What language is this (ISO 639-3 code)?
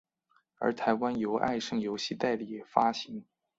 zho